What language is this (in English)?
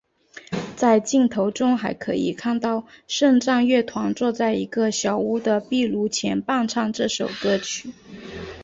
Chinese